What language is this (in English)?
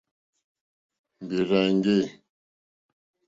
Mokpwe